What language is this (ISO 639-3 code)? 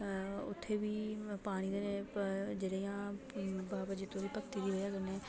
doi